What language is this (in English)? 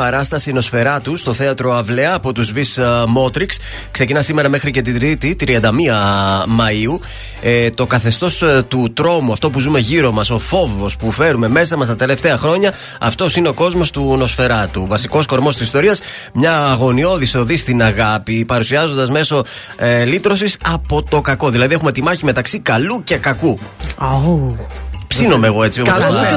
Greek